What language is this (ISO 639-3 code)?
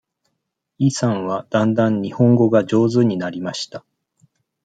jpn